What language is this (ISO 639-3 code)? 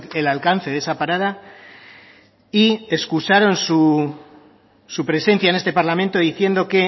spa